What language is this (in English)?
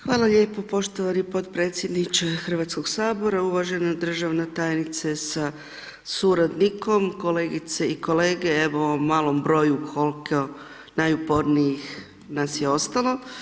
Croatian